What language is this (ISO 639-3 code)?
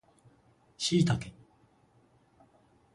jpn